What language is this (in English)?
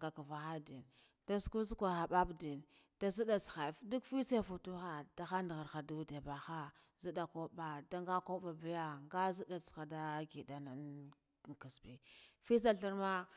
Guduf-Gava